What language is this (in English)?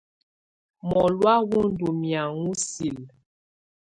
Tunen